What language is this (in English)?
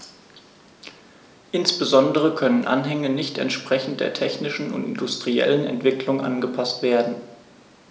German